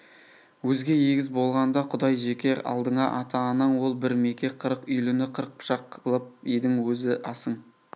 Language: Kazakh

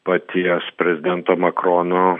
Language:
Lithuanian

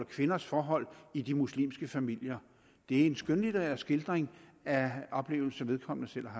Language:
Danish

